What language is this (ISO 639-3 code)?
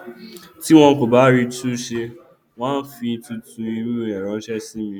yor